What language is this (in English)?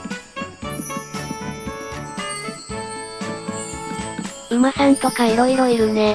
Japanese